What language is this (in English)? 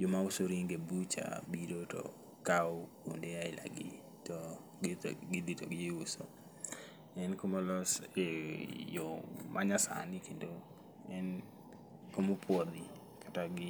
Luo (Kenya and Tanzania)